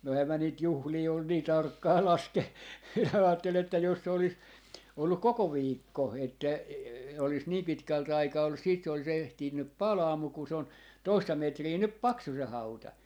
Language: Finnish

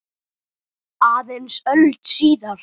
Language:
Icelandic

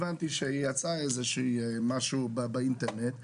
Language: Hebrew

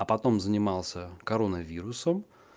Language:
Russian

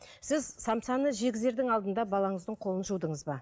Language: Kazakh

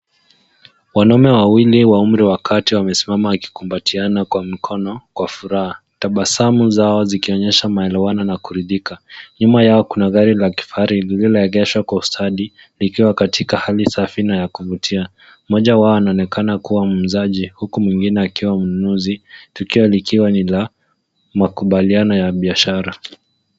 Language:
Swahili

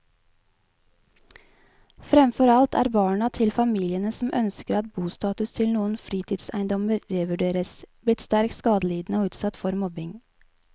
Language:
Norwegian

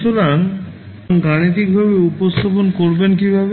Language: Bangla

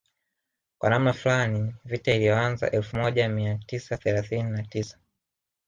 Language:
Swahili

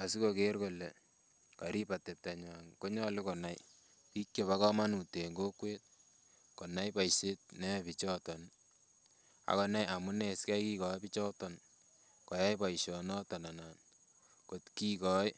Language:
Kalenjin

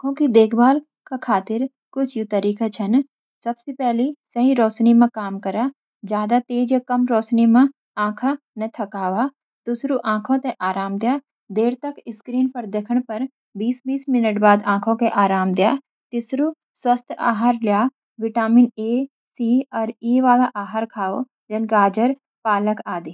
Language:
Garhwali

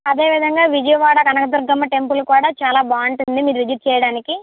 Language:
Telugu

